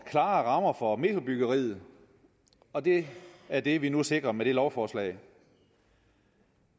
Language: Danish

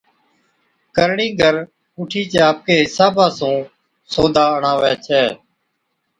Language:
Od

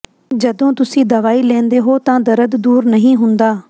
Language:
Punjabi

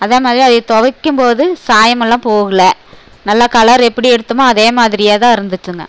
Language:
Tamil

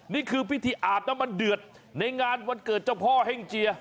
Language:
Thai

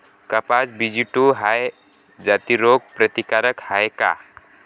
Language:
Marathi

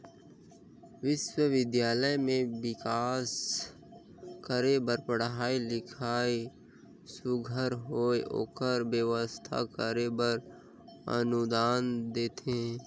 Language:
Chhattisgarhi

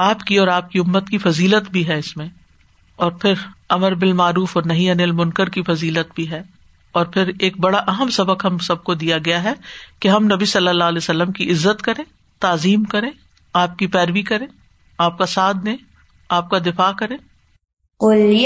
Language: Urdu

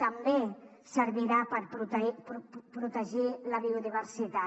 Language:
Catalan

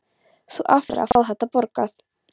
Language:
Icelandic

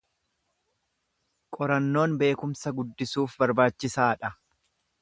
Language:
Oromo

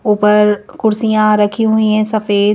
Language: Hindi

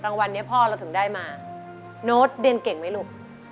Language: Thai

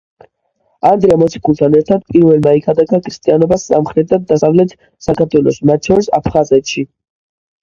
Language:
Georgian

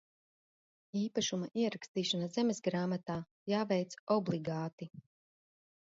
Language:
Latvian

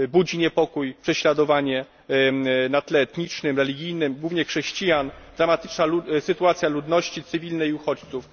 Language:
Polish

